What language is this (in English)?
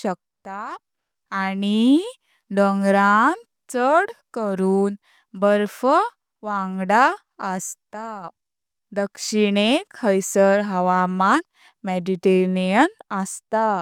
Konkani